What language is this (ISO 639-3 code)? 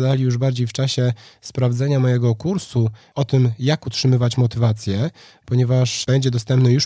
pol